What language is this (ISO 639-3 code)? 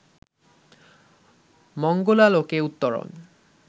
ben